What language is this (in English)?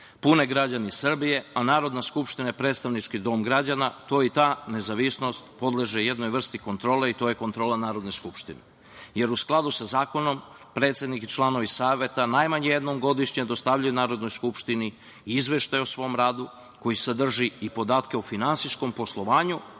Serbian